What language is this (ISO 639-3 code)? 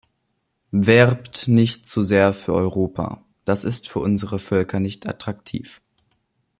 deu